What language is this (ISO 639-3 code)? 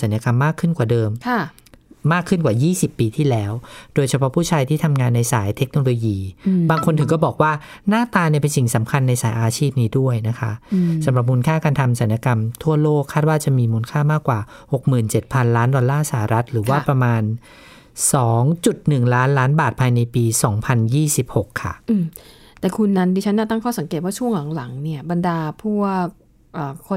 tha